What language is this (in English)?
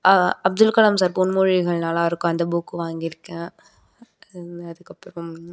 Tamil